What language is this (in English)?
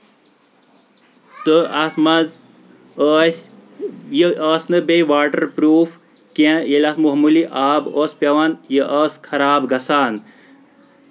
Kashmiri